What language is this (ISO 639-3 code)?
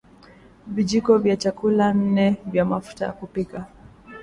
swa